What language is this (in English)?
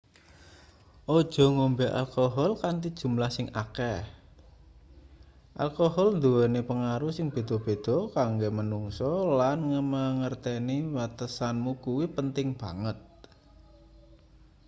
Javanese